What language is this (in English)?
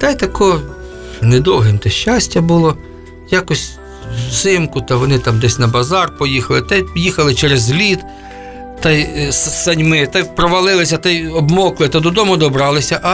Ukrainian